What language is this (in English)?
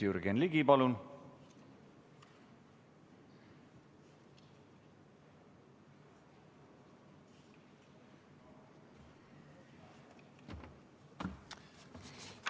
Estonian